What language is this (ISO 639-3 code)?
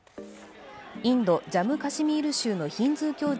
jpn